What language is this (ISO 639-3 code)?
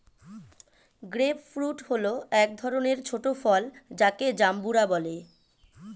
ben